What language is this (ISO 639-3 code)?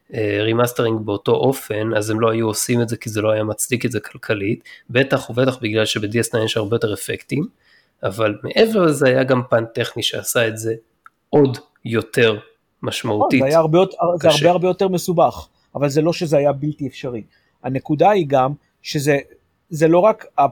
heb